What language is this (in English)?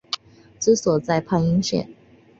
Chinese